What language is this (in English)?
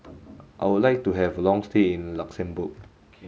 English